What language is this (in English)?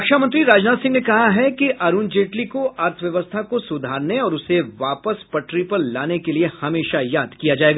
Hindi